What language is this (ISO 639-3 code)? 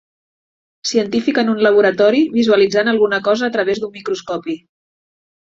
cat